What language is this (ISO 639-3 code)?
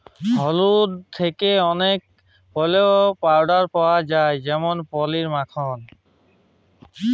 ben